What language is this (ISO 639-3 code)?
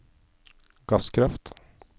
nor